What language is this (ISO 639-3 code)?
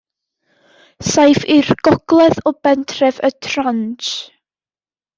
cym